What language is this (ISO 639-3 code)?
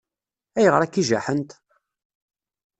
kab